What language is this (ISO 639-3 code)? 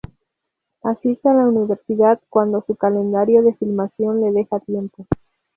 spa